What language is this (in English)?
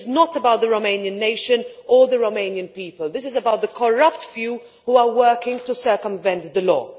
English